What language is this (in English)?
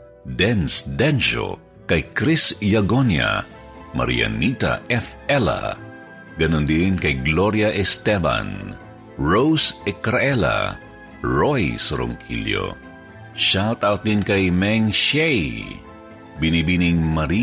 Filipino